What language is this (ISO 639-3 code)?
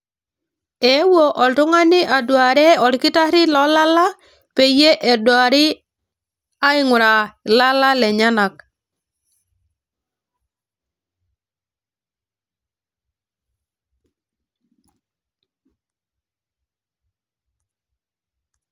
mas